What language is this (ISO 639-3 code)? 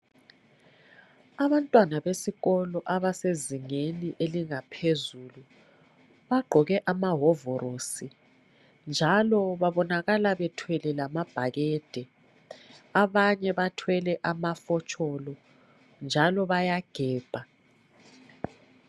nde